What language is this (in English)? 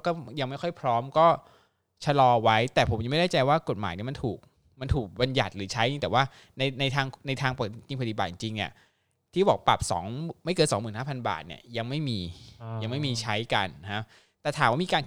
Thai